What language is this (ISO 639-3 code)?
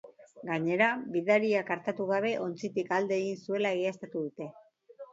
eus